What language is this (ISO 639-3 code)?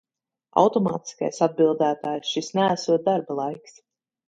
lav